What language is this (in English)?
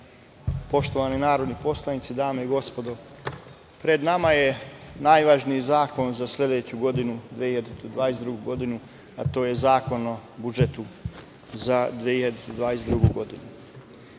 Serbian